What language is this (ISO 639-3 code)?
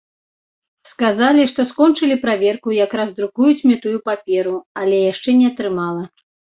bel